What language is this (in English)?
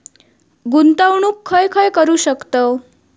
Marathi